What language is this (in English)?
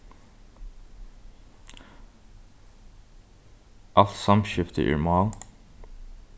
Faroese